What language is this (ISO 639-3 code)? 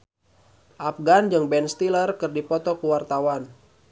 sun